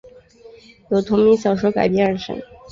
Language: Chinese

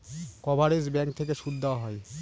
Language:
Bangla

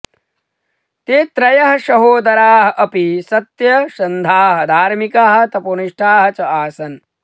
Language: Sanskrit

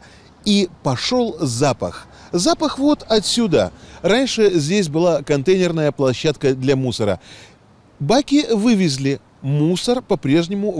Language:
Russian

